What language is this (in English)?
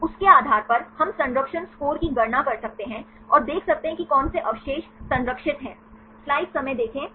Hindi